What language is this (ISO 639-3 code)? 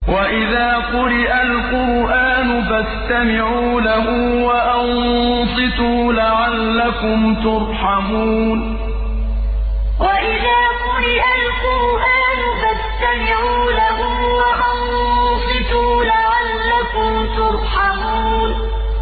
ara